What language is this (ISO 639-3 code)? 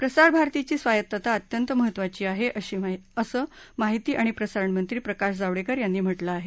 mar